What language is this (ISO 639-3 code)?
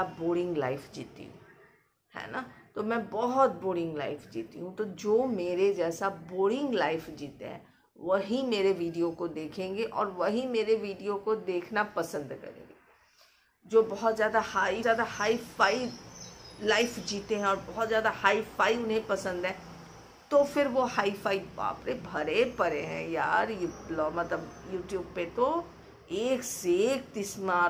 hin